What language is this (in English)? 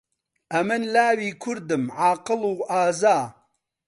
Central Kurdish